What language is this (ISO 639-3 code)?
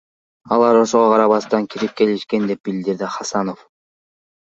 kir